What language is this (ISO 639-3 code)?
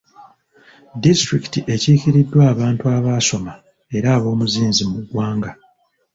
lug